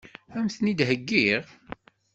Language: Kabyle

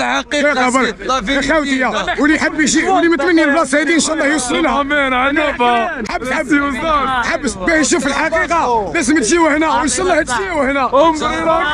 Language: Arabic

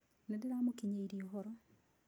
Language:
Kikuyu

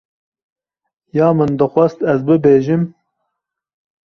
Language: Kurdish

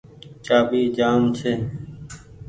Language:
Goaria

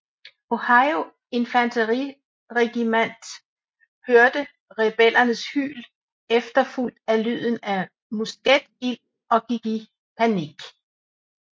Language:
Danish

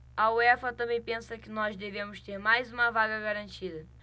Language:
Portuguese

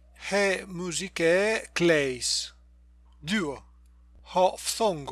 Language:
Greek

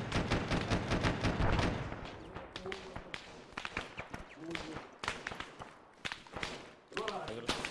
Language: Spanish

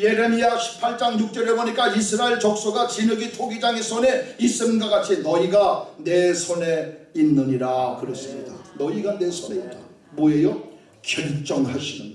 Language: Korean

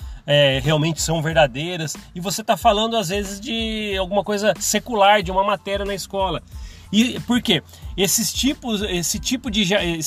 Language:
Portuguese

